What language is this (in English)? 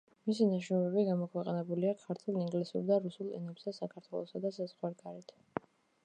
Georgian